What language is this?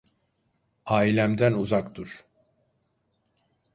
Turkish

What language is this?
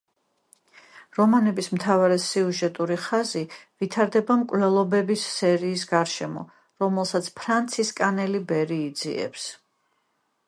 Georgian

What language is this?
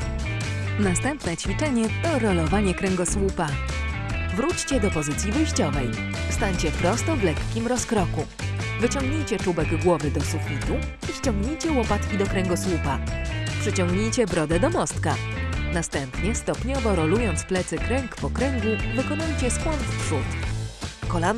Polish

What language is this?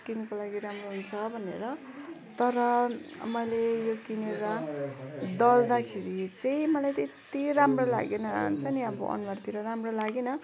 Nepali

